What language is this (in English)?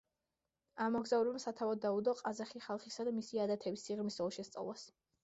Georgian